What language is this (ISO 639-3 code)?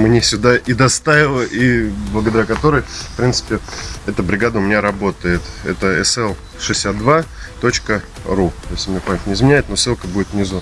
rus